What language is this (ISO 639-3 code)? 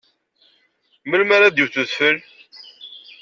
kab